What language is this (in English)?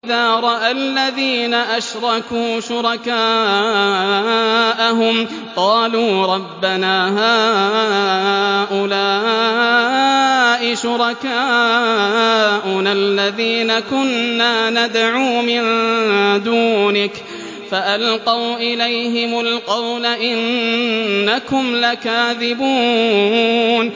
Arabic